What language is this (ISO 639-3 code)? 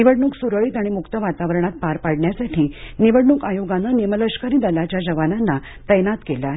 mar